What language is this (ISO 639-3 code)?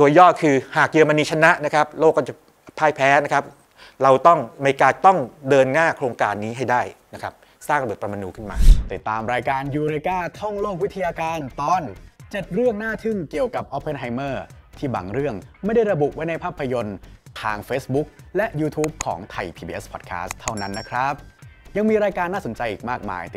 tha